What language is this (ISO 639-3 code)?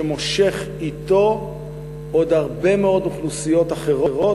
heb